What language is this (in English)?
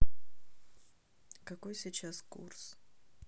Russian